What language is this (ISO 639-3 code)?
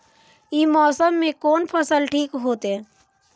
mai